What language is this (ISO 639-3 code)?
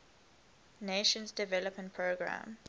eng